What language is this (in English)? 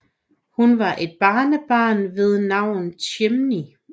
Danish